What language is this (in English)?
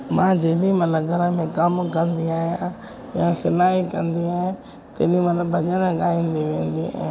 Sindhi